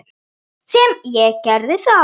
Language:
Icelandic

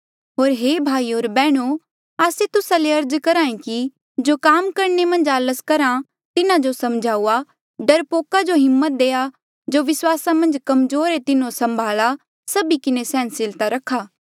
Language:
Mandeali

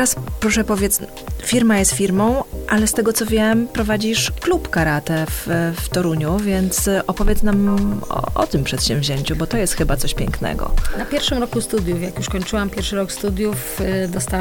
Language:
Polish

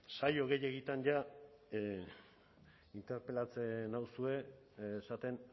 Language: Basque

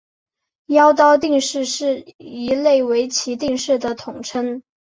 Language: Chinese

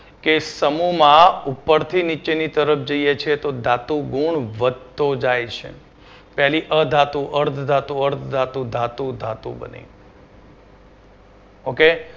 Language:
Gujarati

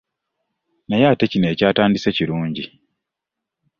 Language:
Ganda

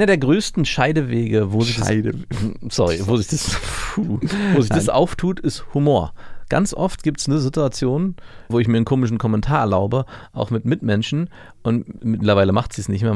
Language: German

